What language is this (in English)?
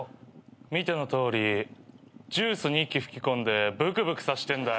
Japanese